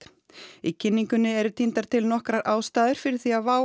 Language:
Icelandic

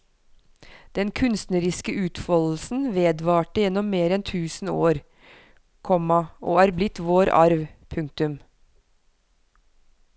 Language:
Norwegian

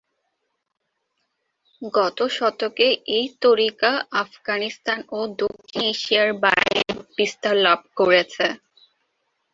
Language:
Bangla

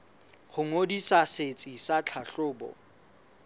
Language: Southern Sotho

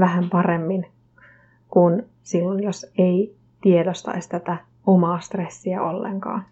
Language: Finnish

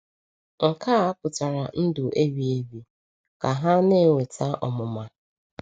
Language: Igbo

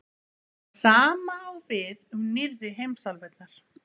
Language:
Icelandic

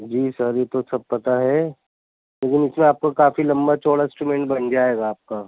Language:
Urdu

